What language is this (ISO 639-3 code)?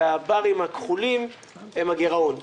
heb